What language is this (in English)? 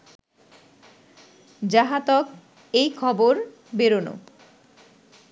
Bangla